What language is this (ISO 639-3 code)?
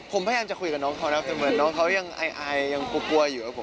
tha